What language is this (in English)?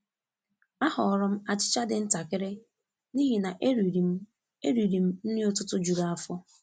Igbo